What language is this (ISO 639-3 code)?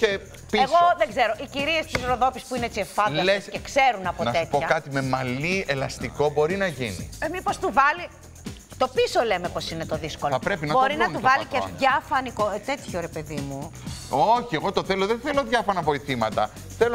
ell